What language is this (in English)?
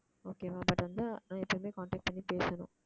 Tamil